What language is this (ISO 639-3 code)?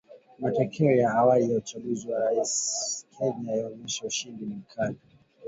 swa